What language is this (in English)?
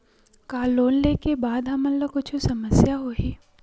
Chhattisgarhi